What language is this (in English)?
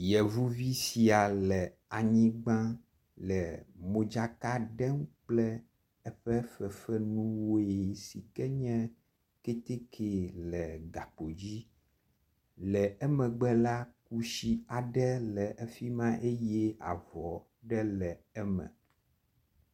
Ewe